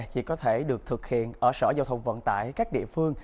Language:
Vietnamese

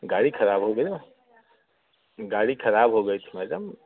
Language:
Hindi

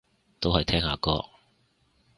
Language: Cantonese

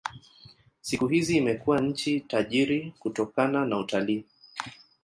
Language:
Swahili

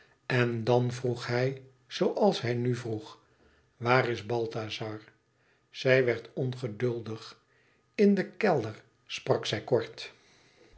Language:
Dutch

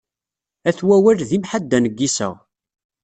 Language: Kabyle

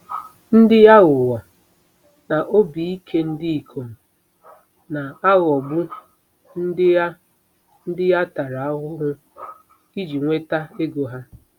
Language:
Igbo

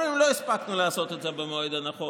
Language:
Hebrew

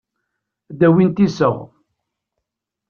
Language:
Kabyle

